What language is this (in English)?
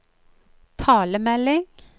Norwegian